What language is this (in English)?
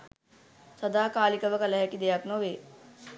Sinhala